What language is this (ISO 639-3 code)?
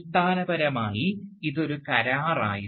mal